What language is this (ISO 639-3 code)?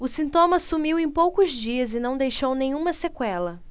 por